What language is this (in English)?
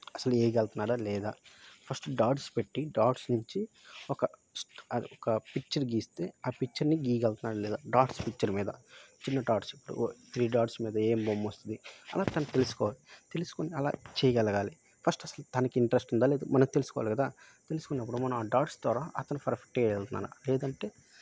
Telugu